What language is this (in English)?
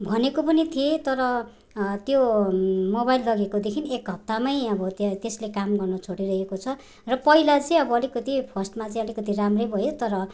Nepali